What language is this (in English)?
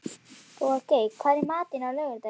Icelandic